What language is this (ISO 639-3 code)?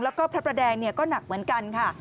tha